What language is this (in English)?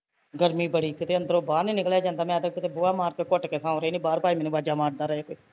Punjabi